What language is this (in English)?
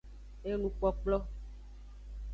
Aja (Benin)